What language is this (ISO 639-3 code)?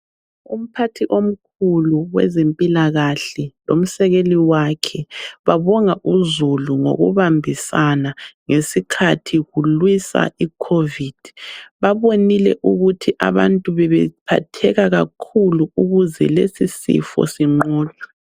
nde